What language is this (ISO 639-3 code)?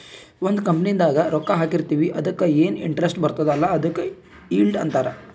kan